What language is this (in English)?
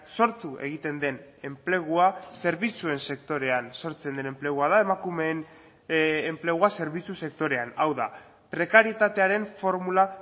Basque